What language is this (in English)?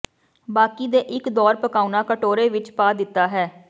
Punjabi